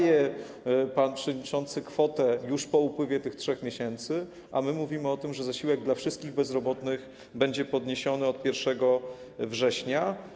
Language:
Polish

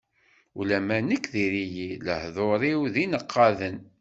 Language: Kabyle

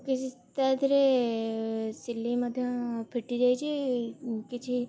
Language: Odia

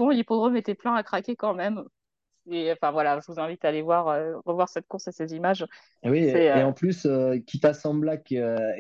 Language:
French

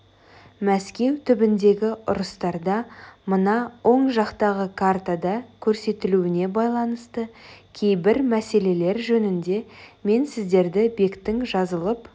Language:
Kazakh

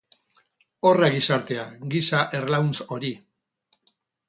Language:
Basque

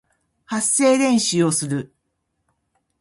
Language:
Japanese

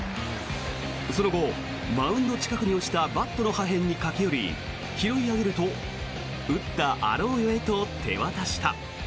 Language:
Japanese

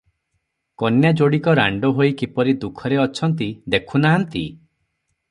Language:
Odia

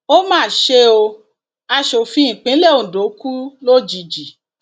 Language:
Yoruba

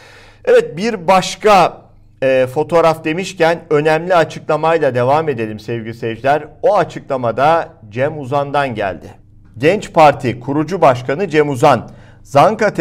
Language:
Turkish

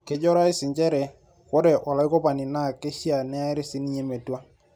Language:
Masai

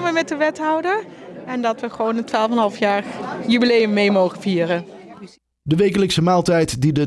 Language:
Dutch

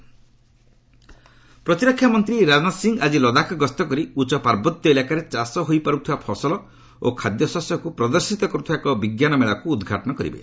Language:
Odia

